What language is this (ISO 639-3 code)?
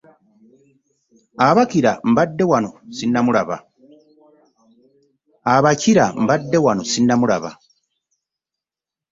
lug